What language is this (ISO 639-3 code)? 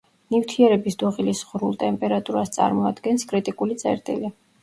kat